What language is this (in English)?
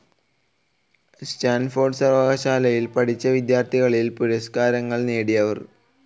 Malayalam